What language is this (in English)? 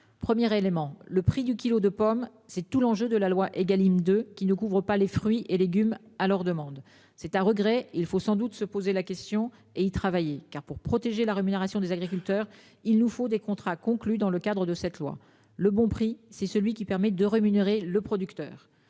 French